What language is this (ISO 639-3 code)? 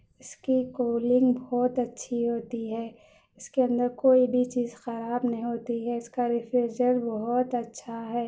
urd